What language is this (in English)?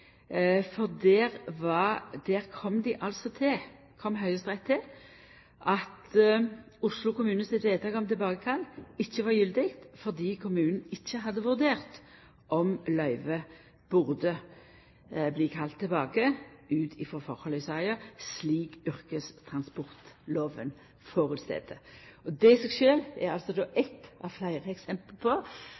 Norwegian Nynorsk